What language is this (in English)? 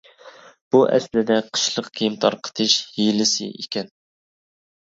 Uyghur